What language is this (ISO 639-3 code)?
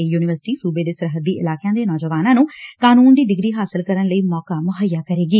pan